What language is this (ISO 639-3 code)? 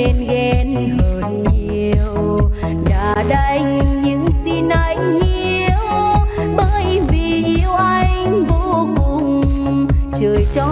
vie